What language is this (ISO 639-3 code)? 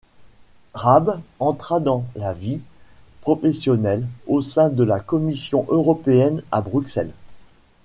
fra